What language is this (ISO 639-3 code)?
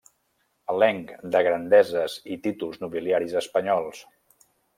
cat